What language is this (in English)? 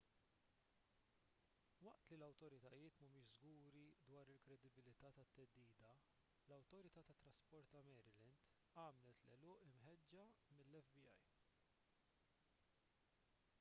Maltese